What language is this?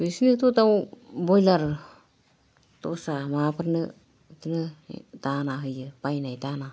Bodo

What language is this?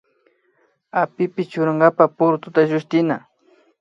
Imbabura Highland Quichua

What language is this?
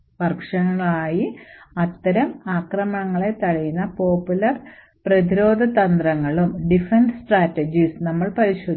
Malayalam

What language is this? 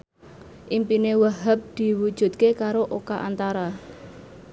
Javanese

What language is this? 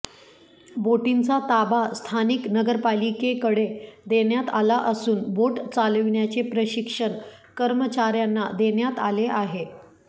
Marathi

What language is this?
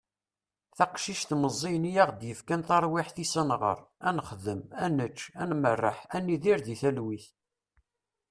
Kabyle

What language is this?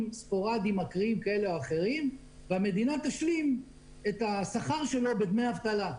Hebrew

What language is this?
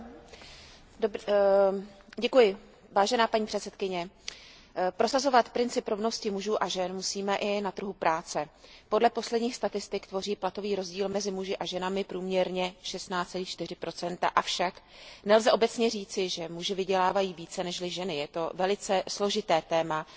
Czech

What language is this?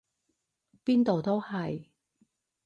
Cantonese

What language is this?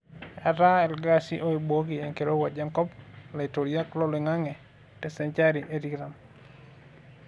Masai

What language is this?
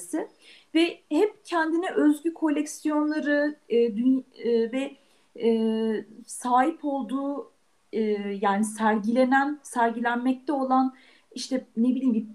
Turkish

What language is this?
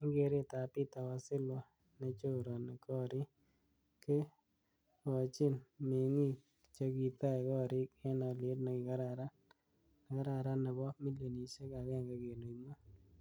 Kalenjin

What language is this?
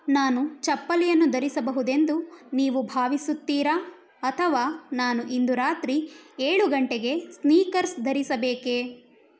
Kannada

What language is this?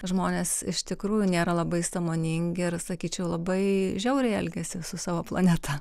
Lithuanian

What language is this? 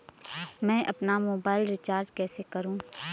Hindi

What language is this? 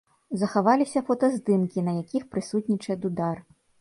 Belarusian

